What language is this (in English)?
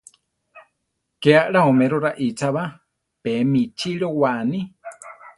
Central Tarahumara